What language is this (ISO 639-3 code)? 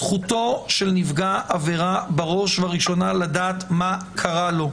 heb